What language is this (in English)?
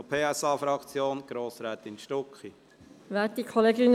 Swiss German